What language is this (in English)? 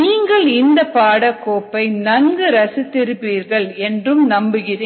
Tamil